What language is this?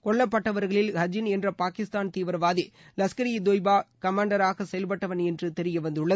Tamil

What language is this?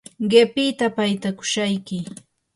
Yanahuanca Pasco Quechua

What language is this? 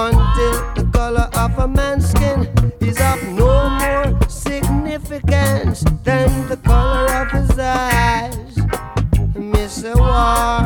Greek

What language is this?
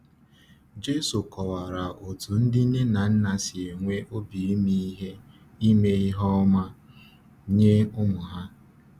Igbo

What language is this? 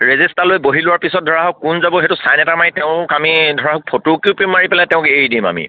Assamese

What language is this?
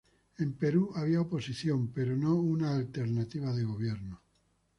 Spanish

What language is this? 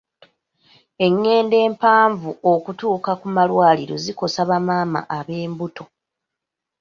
Ganda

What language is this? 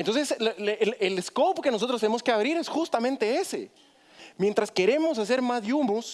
Spanish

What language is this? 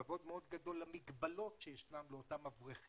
Hebrew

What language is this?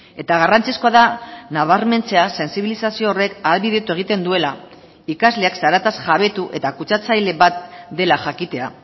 Basque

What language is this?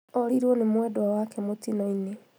Kikuyu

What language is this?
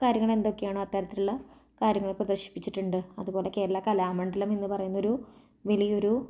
Malayalam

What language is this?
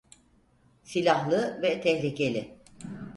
Turkish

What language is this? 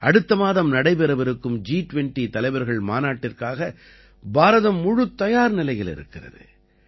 Tamil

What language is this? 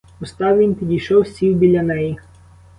Ukrainian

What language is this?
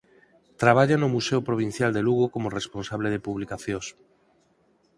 Galician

